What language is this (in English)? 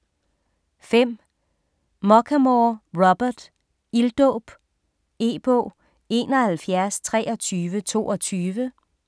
Danish